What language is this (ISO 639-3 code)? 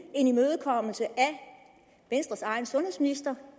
dan